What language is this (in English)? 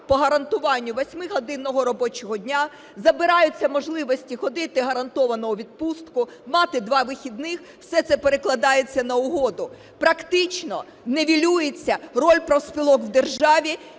Ukrainian